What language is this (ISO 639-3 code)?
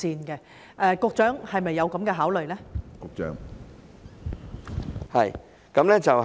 yue